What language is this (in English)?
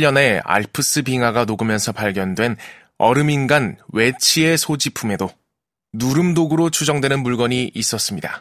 Korean